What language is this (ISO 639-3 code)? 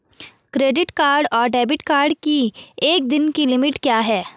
hin